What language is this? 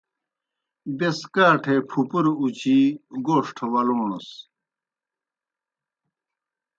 Kohistani Shina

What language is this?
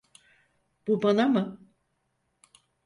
Turkish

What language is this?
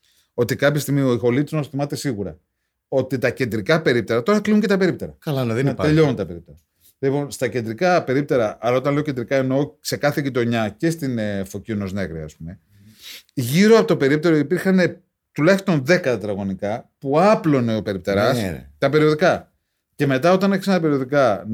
Greek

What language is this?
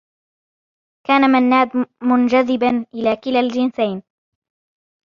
Arabic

